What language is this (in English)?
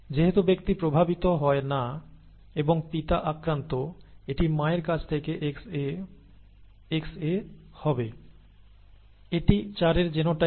Bangla